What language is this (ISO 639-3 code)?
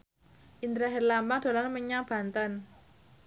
jav